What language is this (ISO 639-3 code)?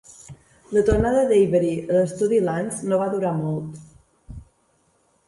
cat